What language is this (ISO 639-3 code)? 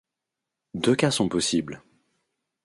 fra